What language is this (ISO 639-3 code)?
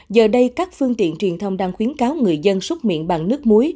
vie